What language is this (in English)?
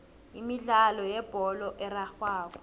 South Ndebele